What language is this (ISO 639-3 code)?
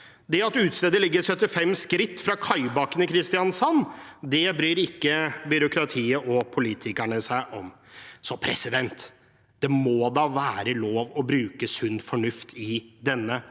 nor